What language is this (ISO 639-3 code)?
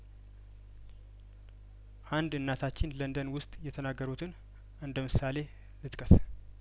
amh